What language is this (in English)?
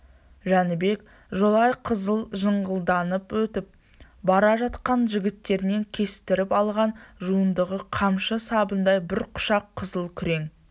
Kazakh